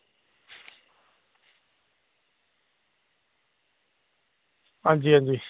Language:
Dogri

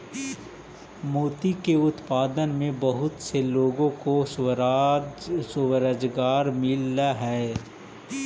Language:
Magahi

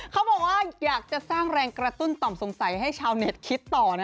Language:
Thai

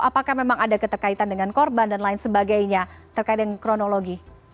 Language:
Indonesian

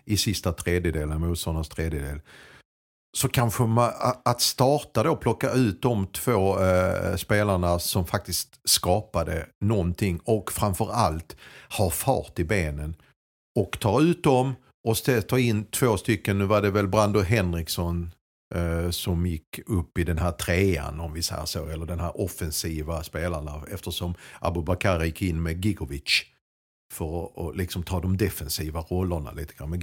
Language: Swedish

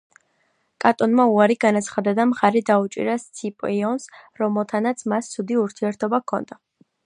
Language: Georgian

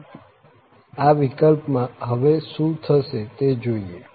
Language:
Gujarati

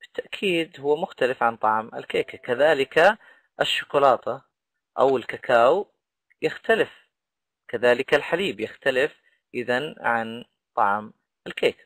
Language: Arabic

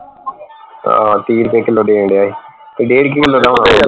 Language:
Punjabi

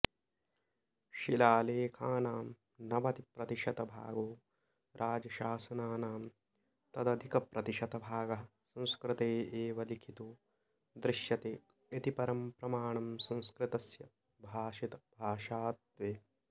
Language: Sanskrit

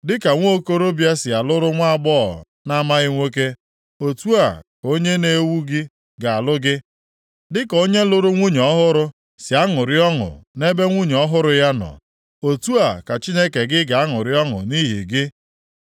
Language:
Igbo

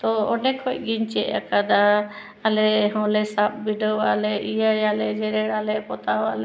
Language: Santali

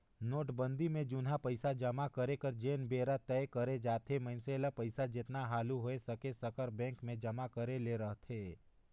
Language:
Chhattisgarhi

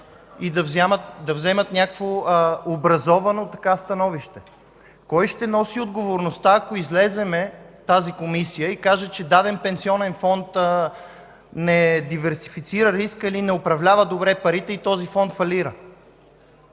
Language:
Bulgarian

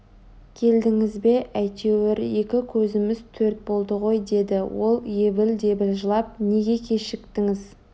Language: Kazakh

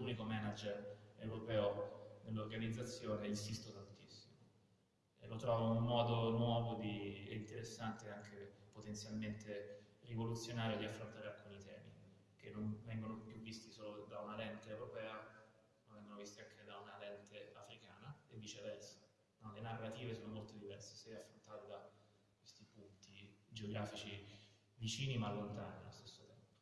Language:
Italian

